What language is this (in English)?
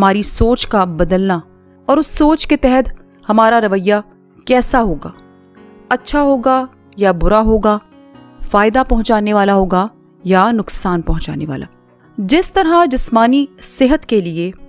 Hindi